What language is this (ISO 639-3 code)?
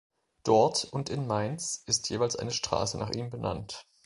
deu